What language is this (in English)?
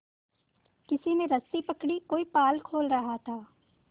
Hindi